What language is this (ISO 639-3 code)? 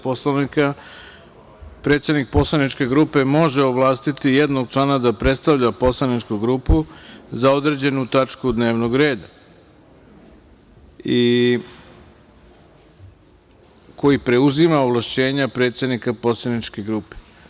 srp